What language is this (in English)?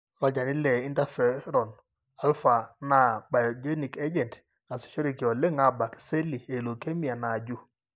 Masai